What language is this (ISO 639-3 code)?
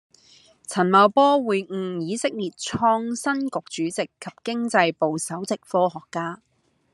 yue